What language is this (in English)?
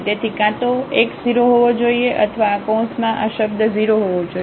Gujarati